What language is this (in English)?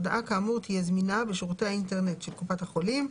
Hebrew